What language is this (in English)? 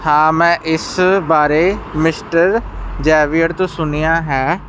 Punjabi